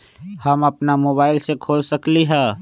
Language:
Magahi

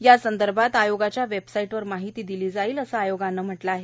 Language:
Marathi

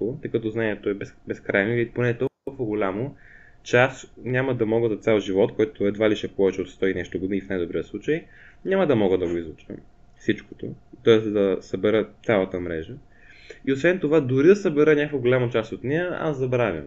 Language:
Bulgarian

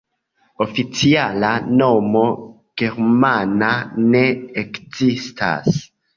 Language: Esperanto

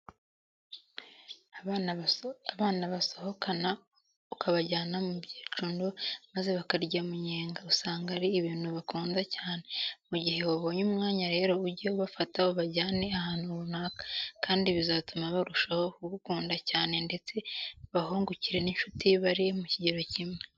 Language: Kinyarwanda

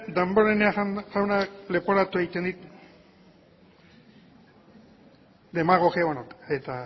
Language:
Basque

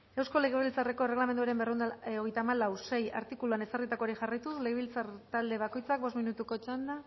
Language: Basque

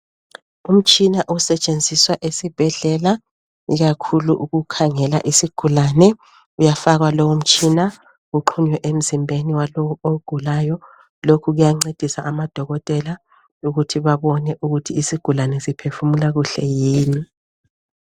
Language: North Ndebele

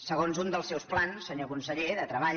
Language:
Catalan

